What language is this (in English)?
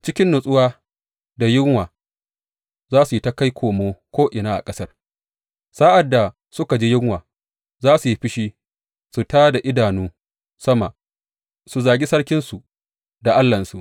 Hausa